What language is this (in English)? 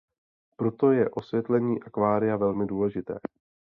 Czech